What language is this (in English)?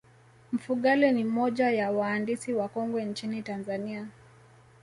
Swahili